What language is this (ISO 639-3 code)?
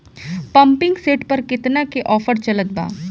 bho